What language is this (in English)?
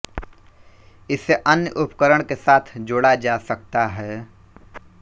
Hindi